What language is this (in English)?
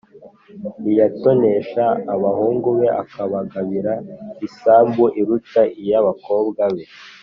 Kinyarwanda